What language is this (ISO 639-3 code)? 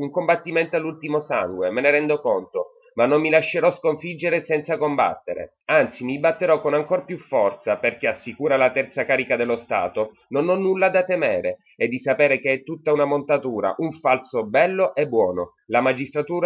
ita